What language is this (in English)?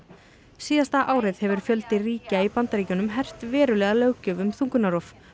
Icelandic